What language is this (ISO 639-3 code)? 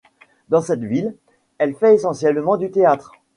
fra